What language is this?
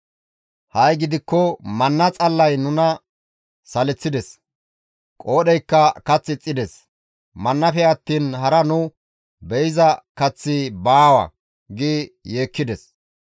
Gamo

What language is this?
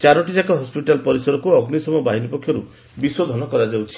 Odia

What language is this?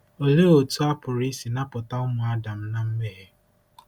Igbo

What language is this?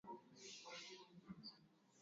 Swahili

